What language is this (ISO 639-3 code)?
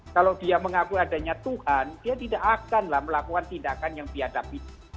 ind